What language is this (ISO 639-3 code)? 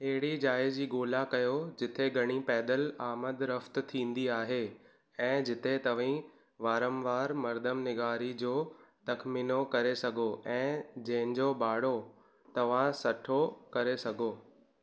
snd